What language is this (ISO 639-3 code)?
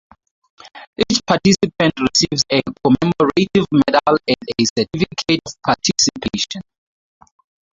eng